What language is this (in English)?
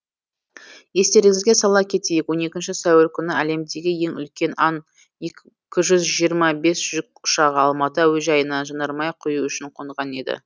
Kazakh